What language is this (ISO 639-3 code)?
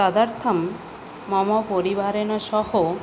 san